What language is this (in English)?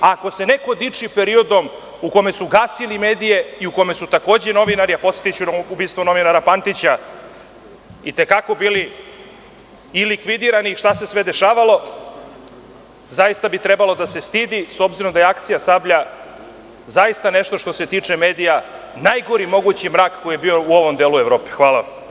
Serbian